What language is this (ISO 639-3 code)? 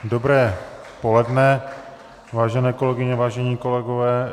ces